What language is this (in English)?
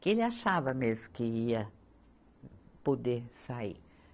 Portuguese